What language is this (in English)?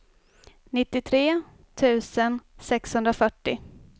Swedish